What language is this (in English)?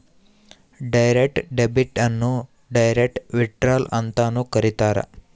Kannada